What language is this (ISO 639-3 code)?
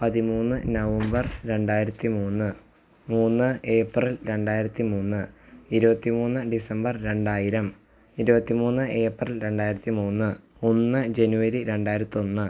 mal